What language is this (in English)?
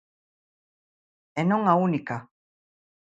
Galician